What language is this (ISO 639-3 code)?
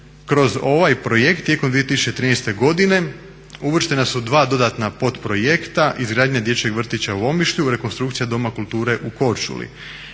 hrv